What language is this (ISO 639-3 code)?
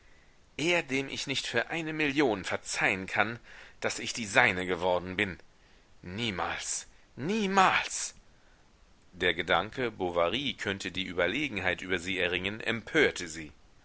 deu